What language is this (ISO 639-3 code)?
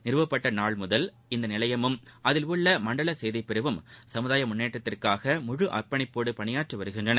tam